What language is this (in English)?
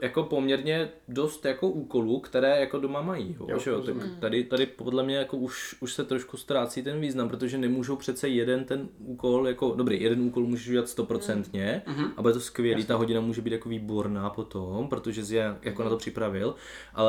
Czech